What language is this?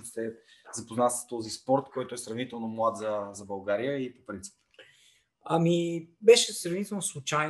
Bulgarian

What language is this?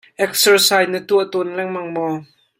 Hakha Chin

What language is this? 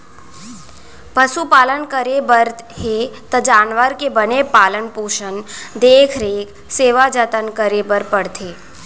Chhattisgarhi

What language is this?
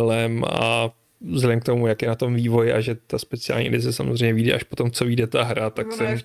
Czech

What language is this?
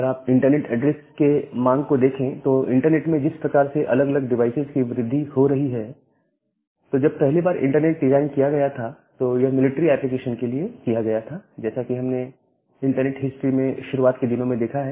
Hindi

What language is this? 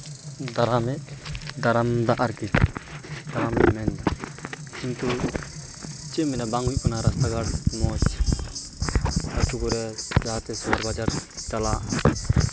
Santali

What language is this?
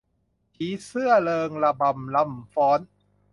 Thai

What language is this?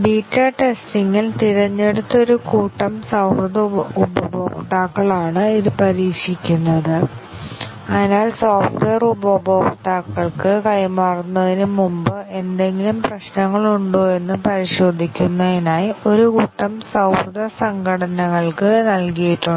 Malayalam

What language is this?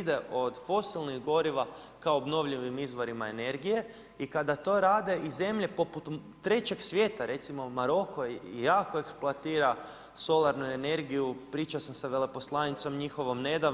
Croatian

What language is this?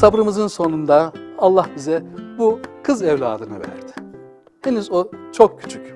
Turkish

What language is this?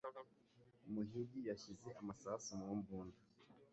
Kinyarwanda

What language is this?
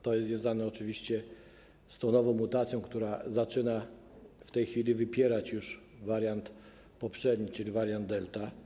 Polish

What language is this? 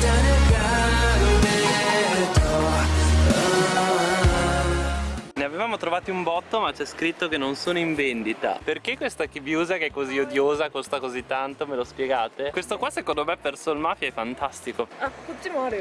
Italian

